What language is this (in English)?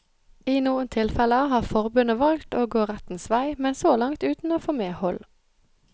Norwegian